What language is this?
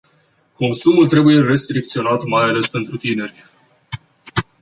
Romanian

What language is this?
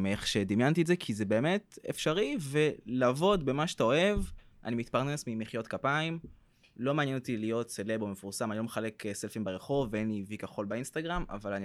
Hebrew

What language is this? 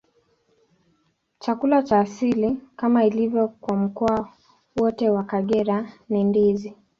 Swahili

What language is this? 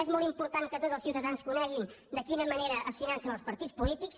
Catalan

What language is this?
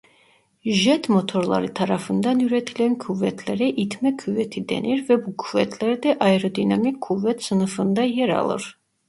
Turkish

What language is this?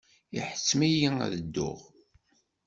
Kabyle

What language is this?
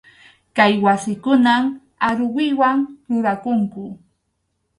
Arequipa-La Unión Quechua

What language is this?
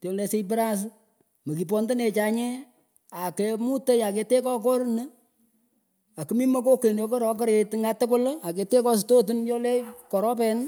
Pökoot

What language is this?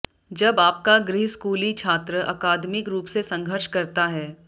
Hindi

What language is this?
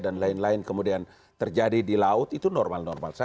Indonesian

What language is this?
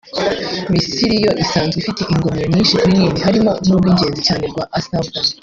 Kinyarwanda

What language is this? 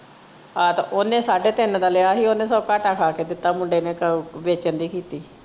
Punjabi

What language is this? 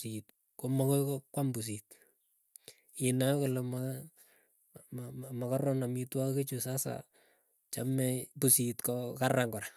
Keiyo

